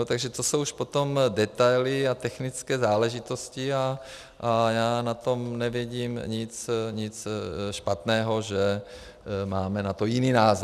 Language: Czech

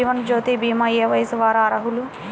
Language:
Telugu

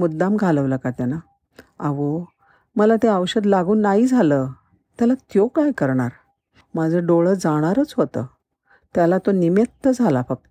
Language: Marathi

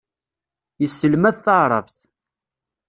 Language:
Kabyle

